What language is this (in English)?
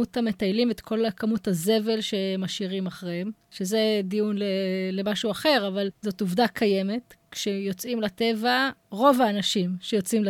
Hebrew